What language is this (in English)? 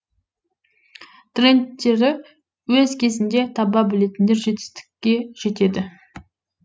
Kazakh